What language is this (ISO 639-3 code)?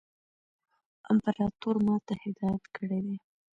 pus